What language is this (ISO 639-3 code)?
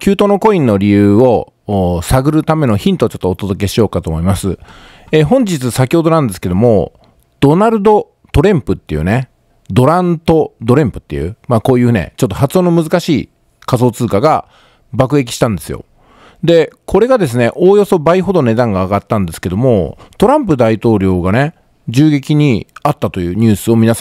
jpn